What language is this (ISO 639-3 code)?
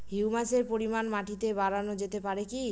ben